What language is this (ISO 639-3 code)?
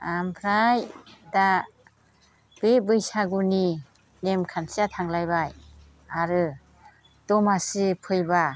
brx